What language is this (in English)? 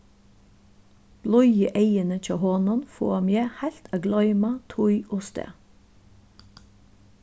Faroese